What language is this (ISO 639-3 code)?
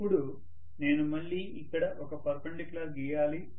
tel